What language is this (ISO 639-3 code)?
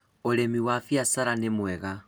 kik